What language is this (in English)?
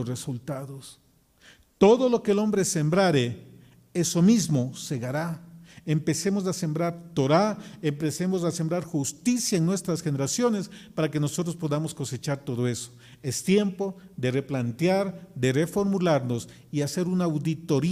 Spanish